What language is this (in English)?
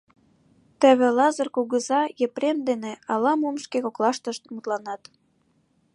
Mari